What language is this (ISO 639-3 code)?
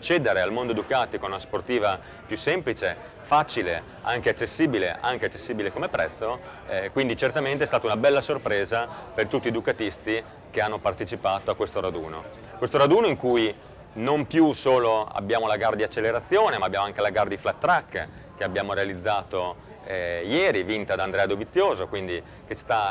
ita